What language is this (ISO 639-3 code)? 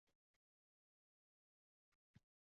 uzb